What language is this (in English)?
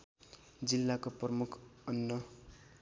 Nepali